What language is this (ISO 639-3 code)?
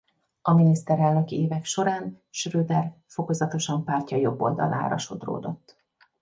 hun